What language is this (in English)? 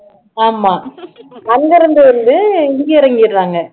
Tamil